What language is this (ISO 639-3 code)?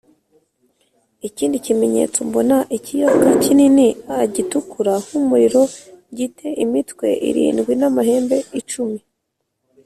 kin